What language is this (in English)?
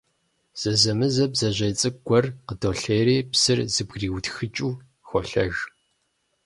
Kabardian